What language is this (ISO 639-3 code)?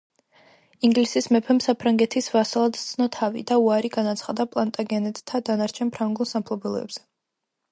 kat